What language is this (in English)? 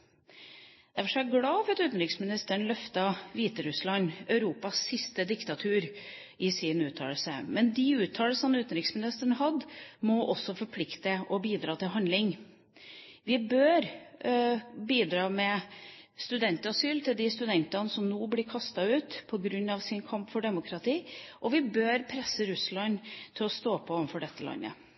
Norwegian Bokmål